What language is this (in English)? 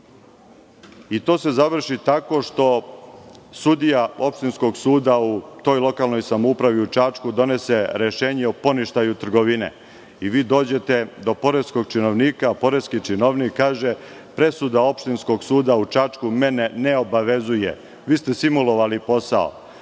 Serbian